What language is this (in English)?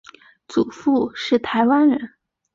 Chinese